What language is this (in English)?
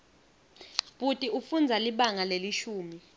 Swati